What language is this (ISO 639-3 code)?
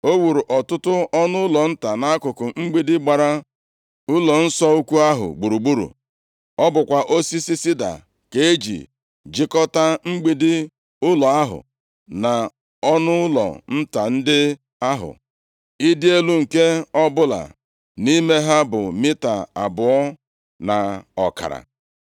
ibo